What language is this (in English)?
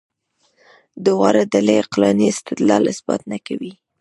Pashto